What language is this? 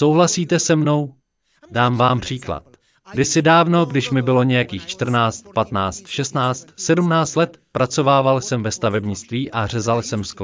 Czech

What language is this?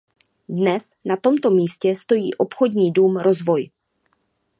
Czech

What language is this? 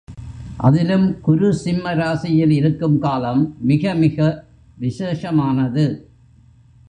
Tamil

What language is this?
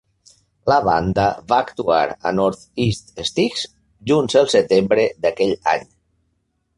Catalan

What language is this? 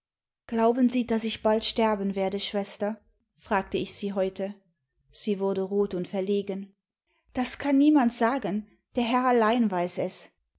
German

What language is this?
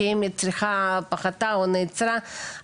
Hebrew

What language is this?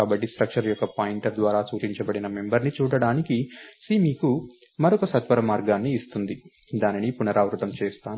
Telugu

